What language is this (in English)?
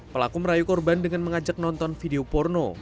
Indonesian